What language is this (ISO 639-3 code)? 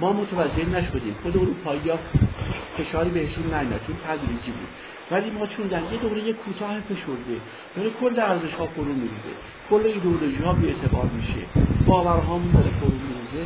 fas